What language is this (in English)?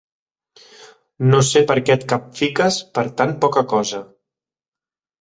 Catalan